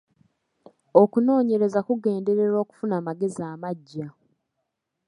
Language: Ganda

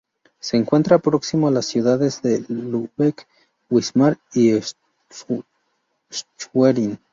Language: Spanish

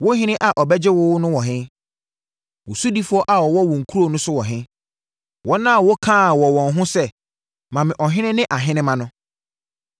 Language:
Akan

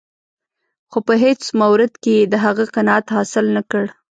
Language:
Pashto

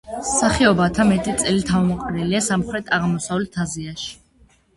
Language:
Georgian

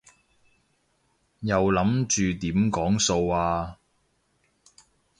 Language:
Cantonese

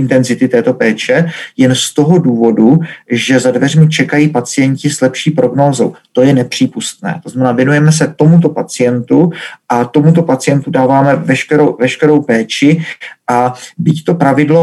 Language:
Czech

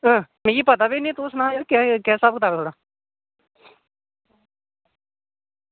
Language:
Dogri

